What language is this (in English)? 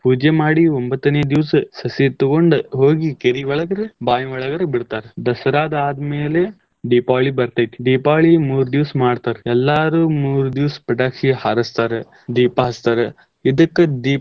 Kannada